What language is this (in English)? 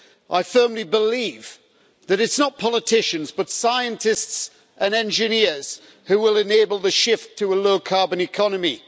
English